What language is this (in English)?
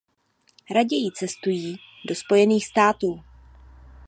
Czech